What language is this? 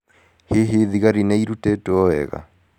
Kikuyu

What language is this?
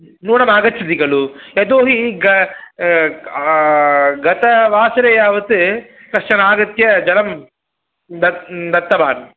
Sanskrit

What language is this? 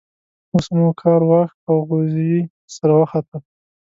Pashto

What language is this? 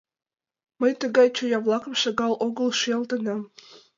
Mari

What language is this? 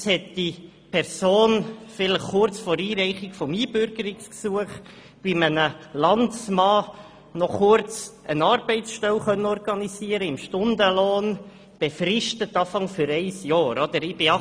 Swiss German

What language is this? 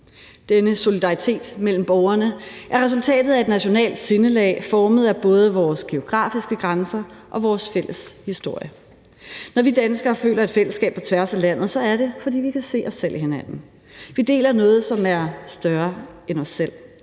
Danish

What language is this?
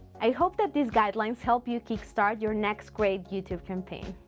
English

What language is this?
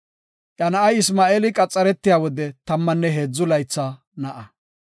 Gofa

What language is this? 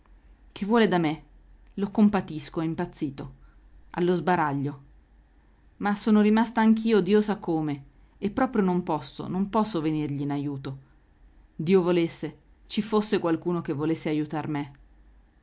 Italian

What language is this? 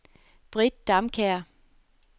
Danish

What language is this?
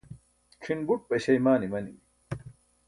Burushaski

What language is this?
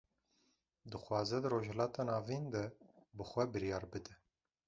Kurdish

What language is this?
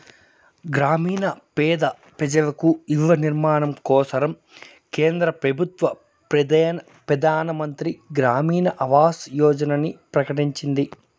Telugu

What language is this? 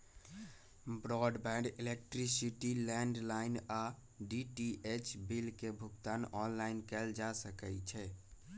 Magahi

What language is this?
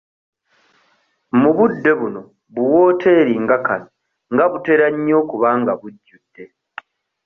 Ganda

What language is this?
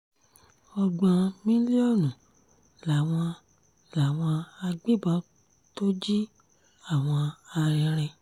Yoruba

